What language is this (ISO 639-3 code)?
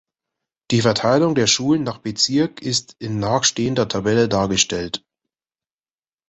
deu